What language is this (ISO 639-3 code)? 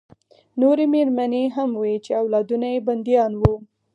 pus